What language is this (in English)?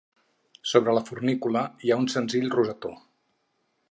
Catalan